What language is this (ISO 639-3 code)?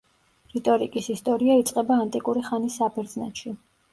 kat